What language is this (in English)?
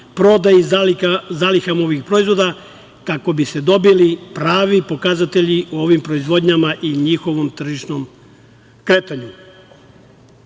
Serbian